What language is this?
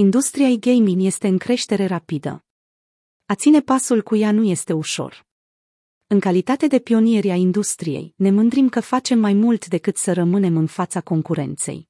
Romanian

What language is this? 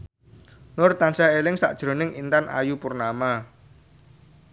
Javanese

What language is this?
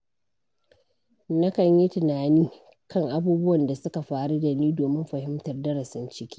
Hausa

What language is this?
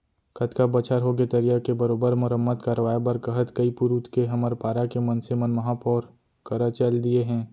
Chhattisgarhi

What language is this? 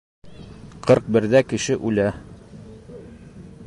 Bashkir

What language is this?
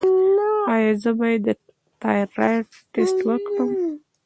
Pashto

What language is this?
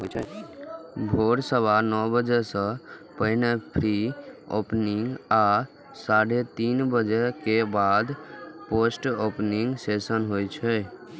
Maithili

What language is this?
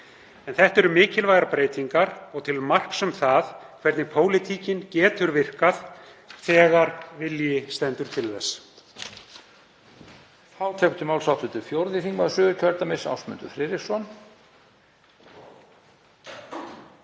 Icelandic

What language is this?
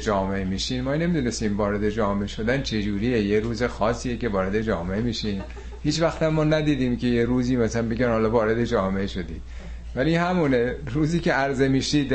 Persian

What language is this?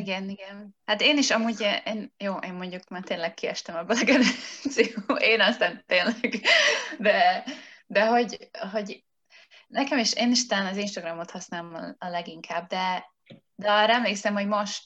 Hungarian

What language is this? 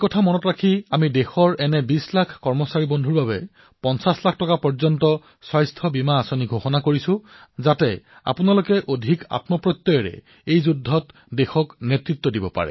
Assamese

